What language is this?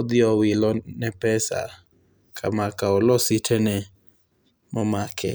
Luo (Kenya and Tanzania)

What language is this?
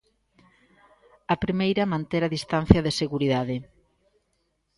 Galician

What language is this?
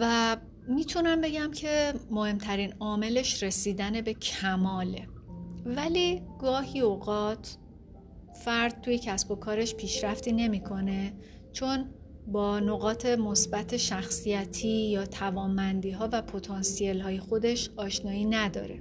Persian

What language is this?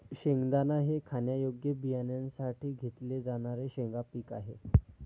Marathi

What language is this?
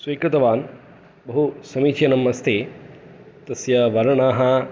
Sanskrit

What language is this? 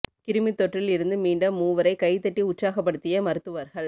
Tamil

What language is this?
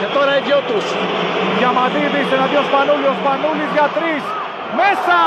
Greek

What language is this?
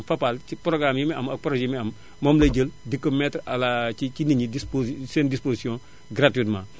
Wolof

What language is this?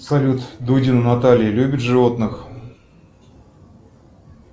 Russian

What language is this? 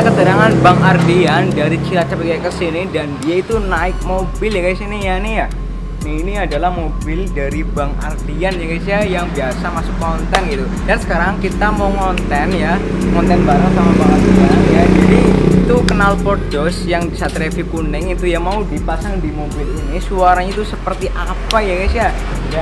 Indonesian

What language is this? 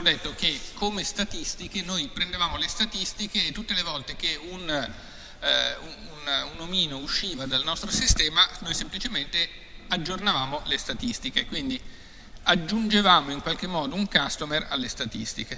Italian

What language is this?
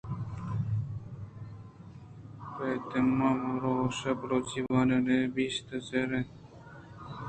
Eastern Balochi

